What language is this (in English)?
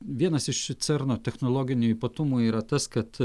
Lithuanian